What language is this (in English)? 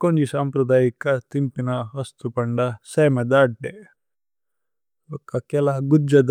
Tulu